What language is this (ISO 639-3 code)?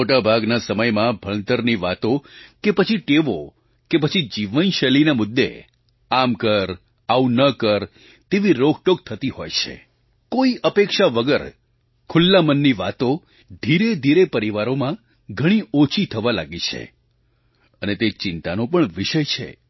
guj